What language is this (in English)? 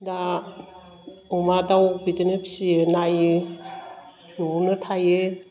Bodo